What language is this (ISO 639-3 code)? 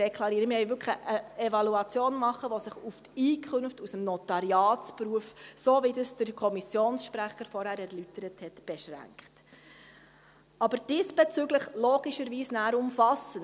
gsw